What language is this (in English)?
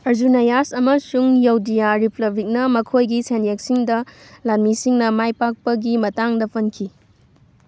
Manipuri